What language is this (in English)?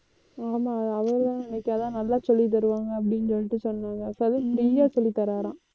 Tamil